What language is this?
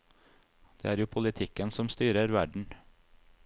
Norwegian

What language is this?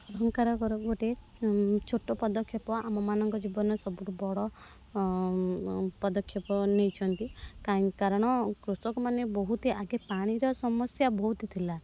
Odia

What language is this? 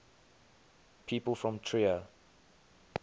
English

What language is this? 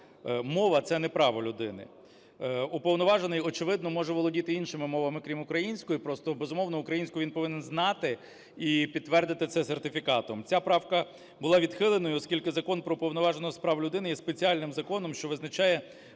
Ukrainian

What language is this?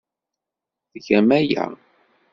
Kabyle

